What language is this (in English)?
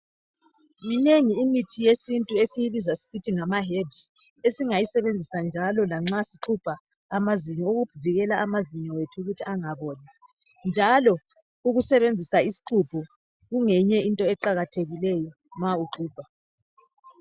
North Ndebele